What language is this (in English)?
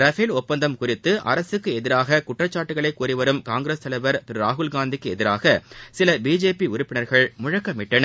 Tamil